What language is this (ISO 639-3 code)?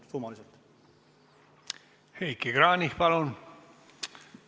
est